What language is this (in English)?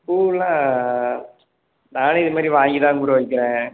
Tamil